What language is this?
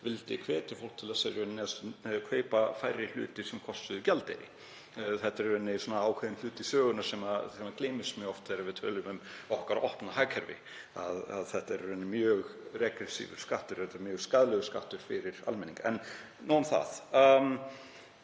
Icelandic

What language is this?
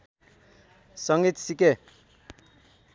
Nepali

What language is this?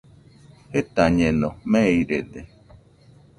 Nüpode Huitoto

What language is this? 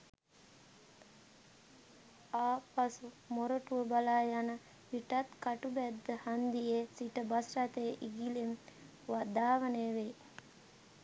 Sinhala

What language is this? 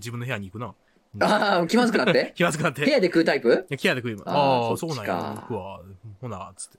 Japanese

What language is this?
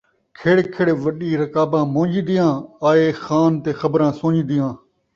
Saraiki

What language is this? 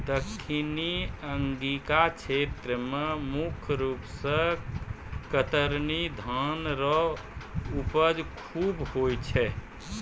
Maithili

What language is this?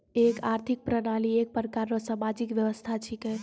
Maithili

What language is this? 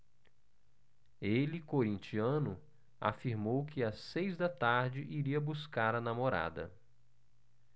Portuguese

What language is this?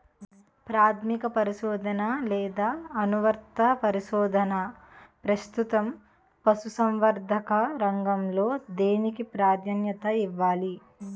Telugu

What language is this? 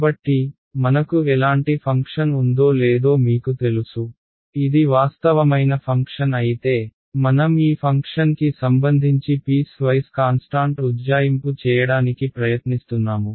Telugu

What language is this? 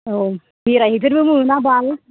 Bodo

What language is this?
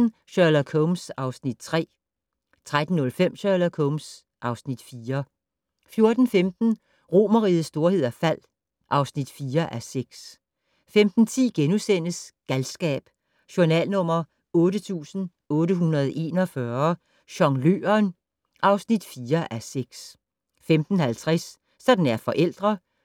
Danish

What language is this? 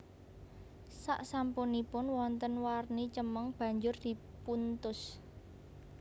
Javanese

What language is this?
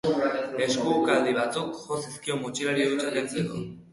Basque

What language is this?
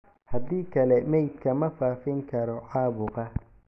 Somali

